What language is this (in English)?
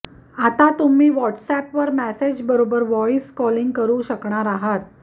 Marathi